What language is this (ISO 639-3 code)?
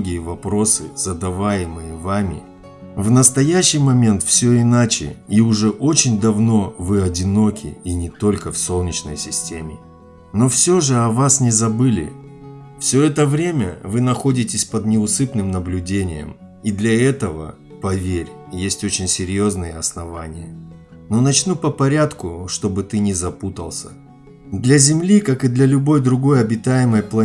rus